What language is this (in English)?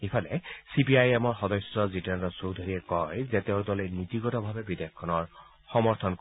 Assamese